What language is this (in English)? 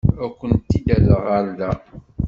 Kabyle